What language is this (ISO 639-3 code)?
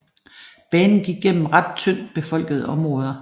dan